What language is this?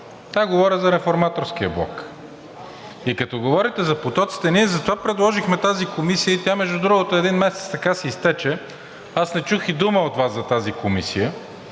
Bulgarian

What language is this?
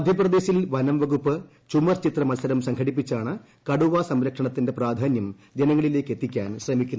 Malayalam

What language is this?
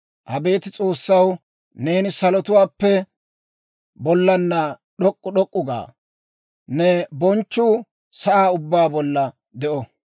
Dawro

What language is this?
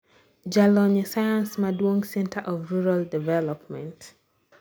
Luo (Kenya and Tanzania)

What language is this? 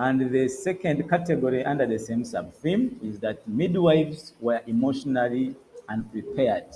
English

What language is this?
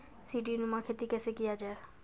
Maithili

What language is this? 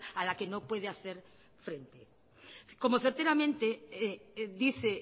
Spanish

